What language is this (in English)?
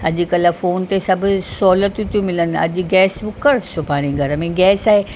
Sindhi